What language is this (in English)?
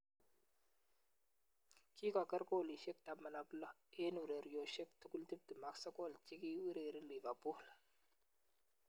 Kalenjin